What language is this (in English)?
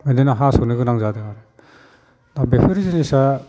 Bodo